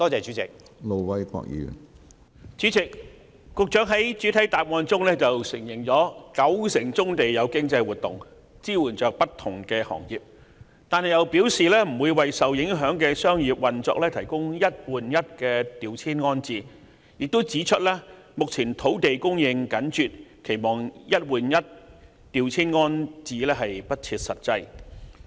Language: Cantonese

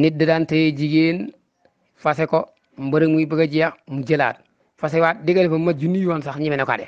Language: Indonesian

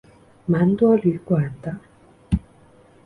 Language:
Chinese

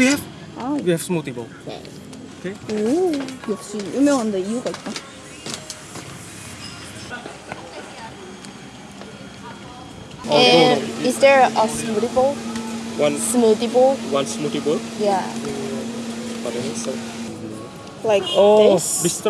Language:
Korean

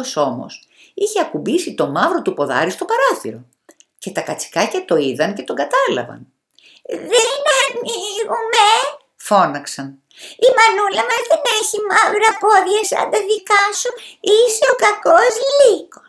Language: Greek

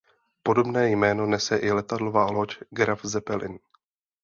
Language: Czech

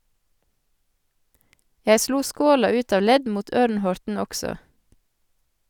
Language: Norwegian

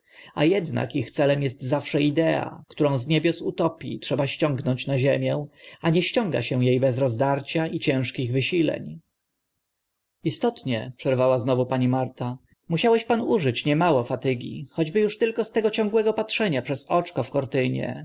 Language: Polish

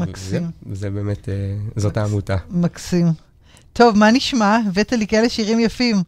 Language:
Hebrew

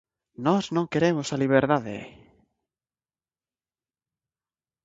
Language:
Galician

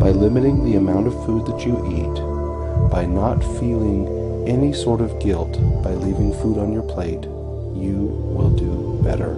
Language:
English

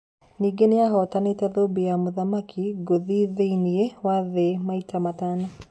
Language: Kikuyu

